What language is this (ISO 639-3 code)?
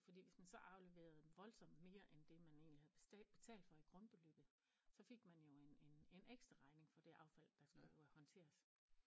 dan